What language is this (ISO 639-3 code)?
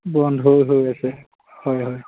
asm